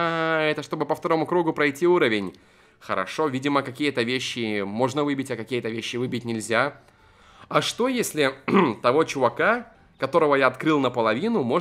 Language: Russian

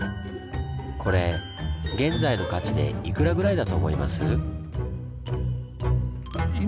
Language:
Japanese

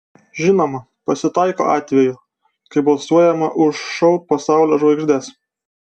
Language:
Lithuanian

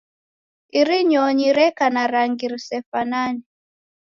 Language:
Taita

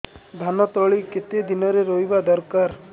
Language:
Odia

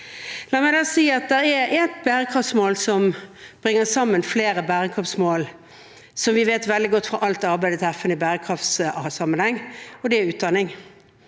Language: Norwegian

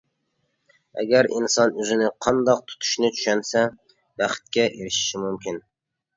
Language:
Uyghur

